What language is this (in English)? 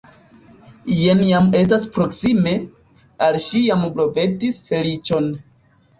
Esperanto